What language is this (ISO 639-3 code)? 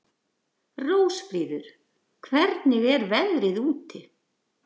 isl